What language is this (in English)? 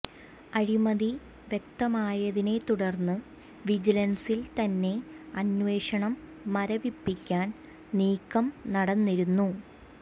Malayalam